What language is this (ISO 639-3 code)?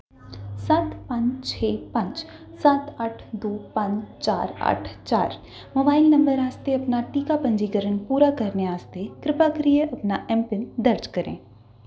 doi